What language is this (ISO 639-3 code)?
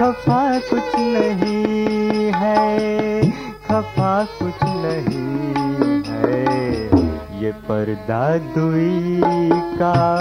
hin